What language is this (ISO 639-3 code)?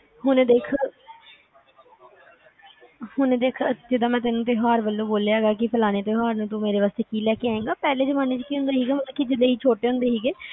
pan